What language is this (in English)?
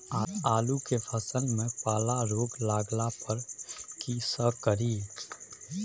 Maithili